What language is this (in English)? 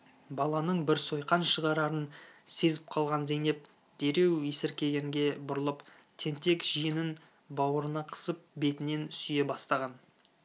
Kazakh